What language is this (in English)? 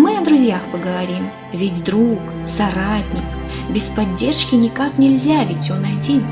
Russian